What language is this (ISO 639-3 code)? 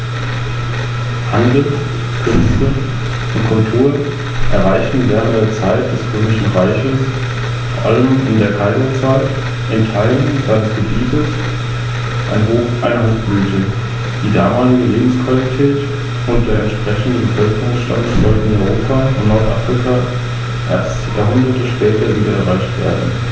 deu